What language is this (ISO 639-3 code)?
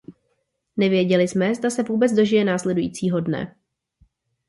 ces